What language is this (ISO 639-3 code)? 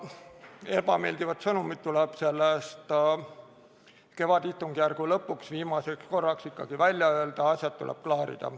est